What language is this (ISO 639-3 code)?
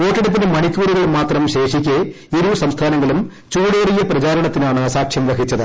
mal